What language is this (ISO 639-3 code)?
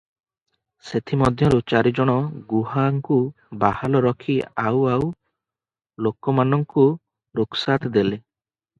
ori